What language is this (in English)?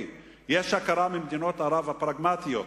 Hebrew